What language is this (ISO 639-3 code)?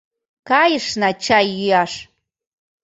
chm